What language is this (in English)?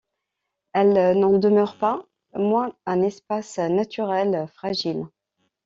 French